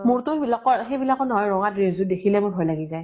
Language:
Assamese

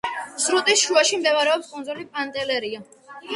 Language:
Georgian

